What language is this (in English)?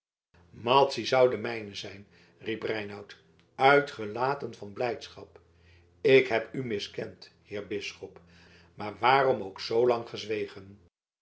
Dutch